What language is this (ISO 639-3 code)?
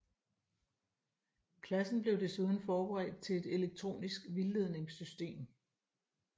dan